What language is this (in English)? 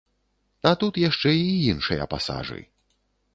Belarusian